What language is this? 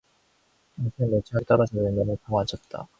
Korean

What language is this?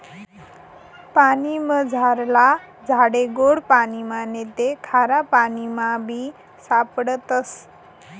Marathi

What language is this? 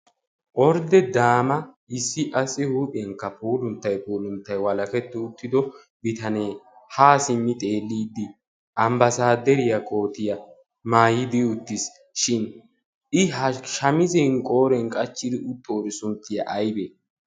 Wolaytta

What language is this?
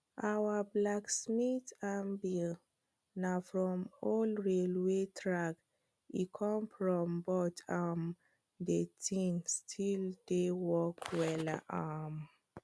Nigerian Pidgin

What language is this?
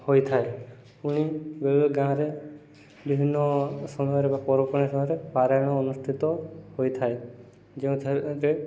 Odia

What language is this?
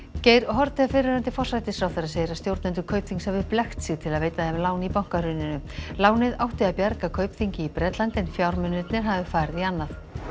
Icelandic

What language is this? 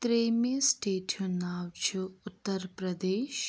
Kashmiri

